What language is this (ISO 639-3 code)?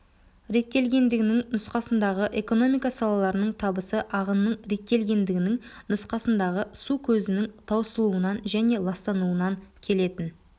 kaz